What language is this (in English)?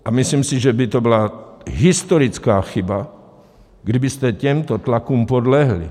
Czech